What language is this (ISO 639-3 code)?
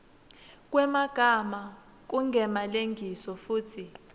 ssw